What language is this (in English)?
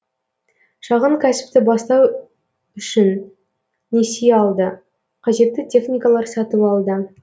Kazakh